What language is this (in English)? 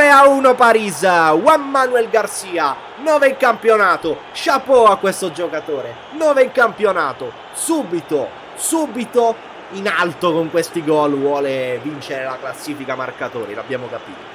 Italian